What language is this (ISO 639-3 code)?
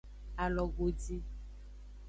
ajg